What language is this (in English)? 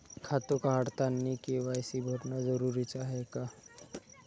Marathi